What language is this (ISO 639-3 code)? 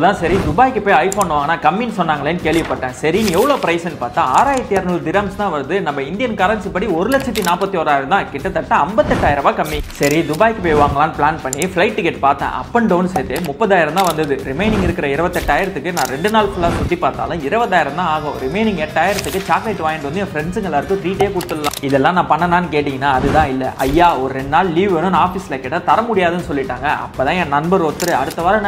kor